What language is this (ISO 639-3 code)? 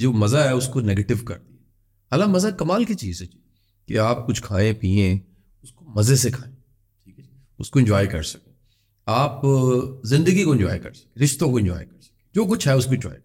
urd